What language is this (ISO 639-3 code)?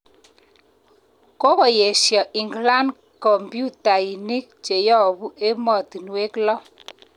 kln